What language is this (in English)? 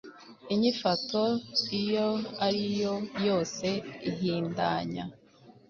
Kinyarwanda